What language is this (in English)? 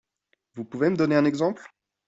French